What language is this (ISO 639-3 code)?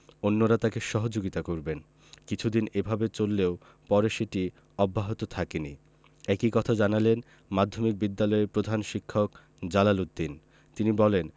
ben